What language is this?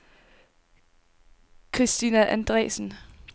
Danish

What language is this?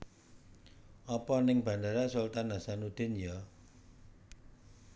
Javanese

